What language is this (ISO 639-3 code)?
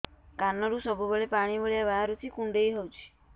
ori